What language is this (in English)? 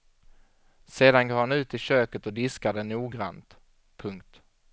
Swedish